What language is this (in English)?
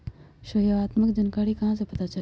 Magahi